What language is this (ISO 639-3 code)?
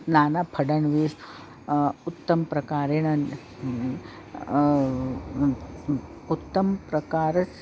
san